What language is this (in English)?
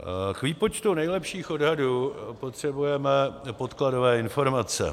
Czech